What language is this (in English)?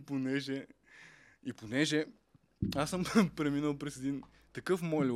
Bulgarian